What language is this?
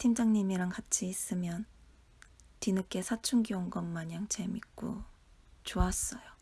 Korean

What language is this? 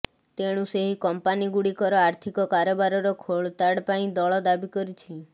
Odia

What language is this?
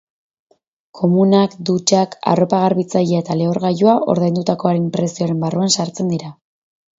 Basque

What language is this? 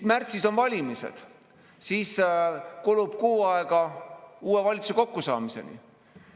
Estonian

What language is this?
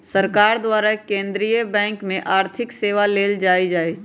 Magahi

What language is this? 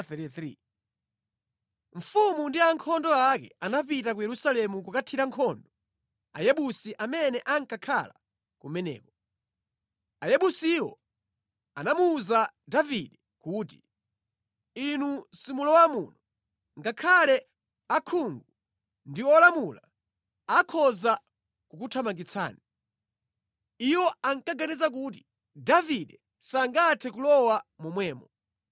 Nyanja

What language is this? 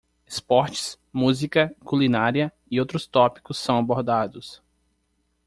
Portuguese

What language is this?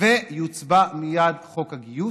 Hebrew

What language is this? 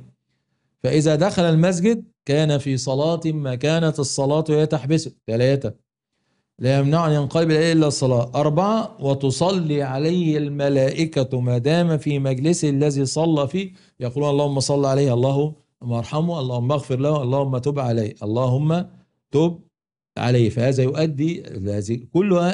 Arabic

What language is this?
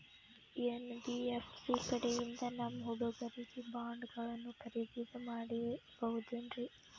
Kannada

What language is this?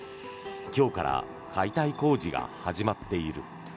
Japanese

